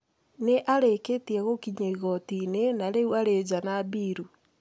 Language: Kikuyu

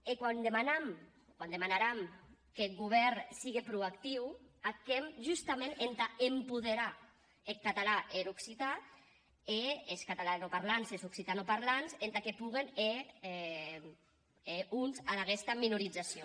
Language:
Catalan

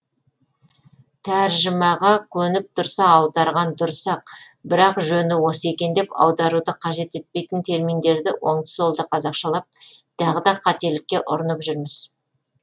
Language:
Kazakh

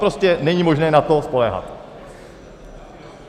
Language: Czech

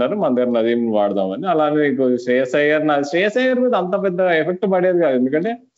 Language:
Telugu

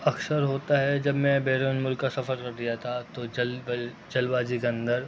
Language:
Urdu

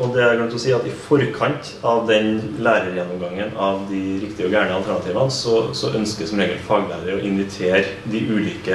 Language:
Norwegian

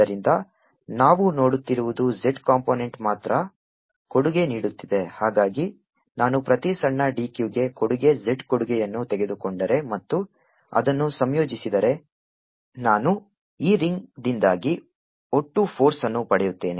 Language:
Kannada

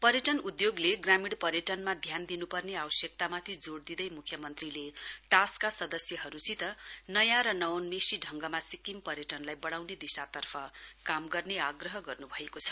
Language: Nepali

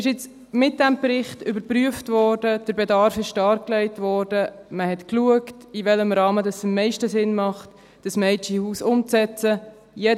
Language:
Swiss German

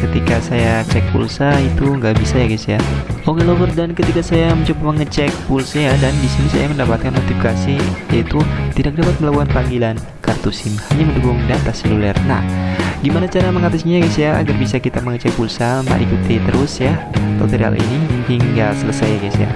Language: Indonesian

